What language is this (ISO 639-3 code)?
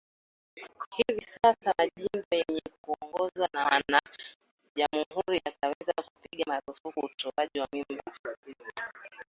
swa